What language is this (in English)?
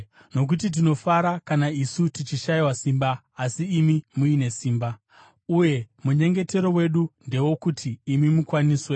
Shona